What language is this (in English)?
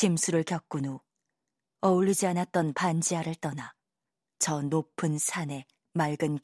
Korean